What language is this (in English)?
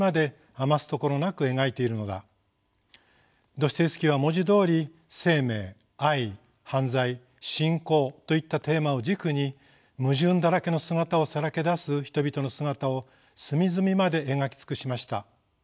Japanese